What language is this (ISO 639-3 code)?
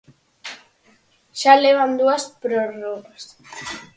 glg